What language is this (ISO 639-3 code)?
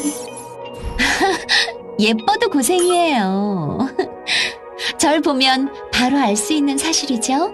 kor